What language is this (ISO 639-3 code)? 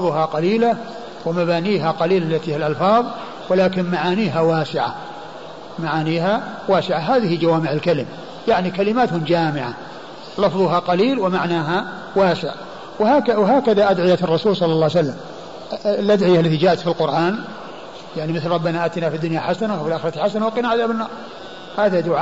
ara